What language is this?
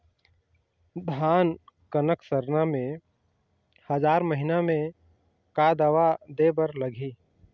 Chhattisgarhi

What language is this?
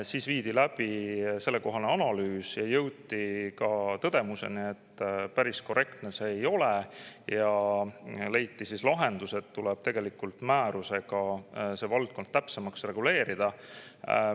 Estonian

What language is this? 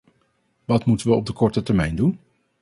Dutch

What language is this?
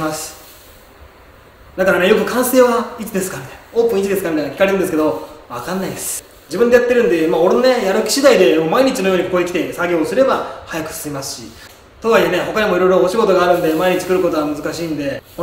Japanese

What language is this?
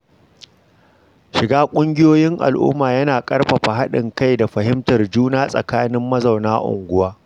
Hausa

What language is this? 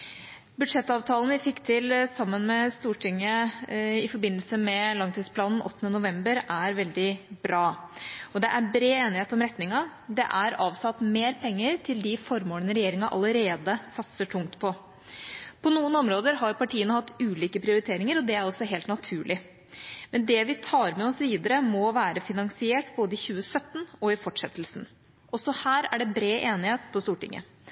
Norwegian Bokmål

